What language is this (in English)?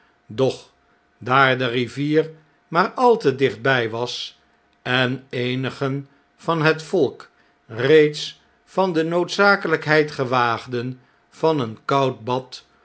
Dutch